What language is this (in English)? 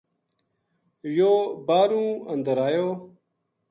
Gujari